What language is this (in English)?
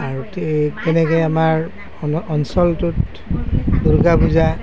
Assamese